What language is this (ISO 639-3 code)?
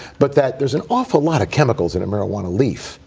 eng